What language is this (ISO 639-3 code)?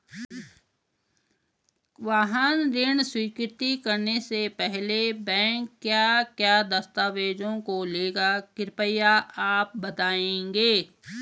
hin